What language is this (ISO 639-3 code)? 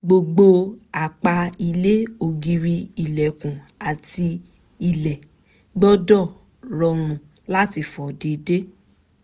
yor